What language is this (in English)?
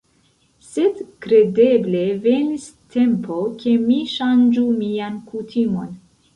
Esperanto